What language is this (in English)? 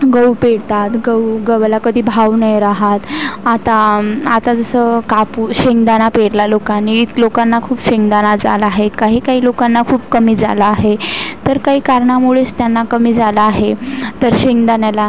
Marathi